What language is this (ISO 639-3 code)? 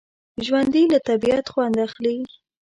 pus